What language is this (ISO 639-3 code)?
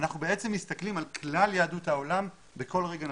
heb